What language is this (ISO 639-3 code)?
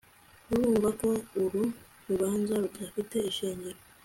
kin